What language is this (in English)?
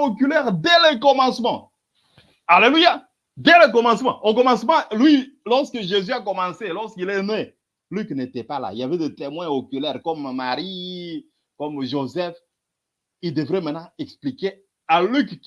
French